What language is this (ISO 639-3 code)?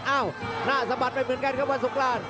tha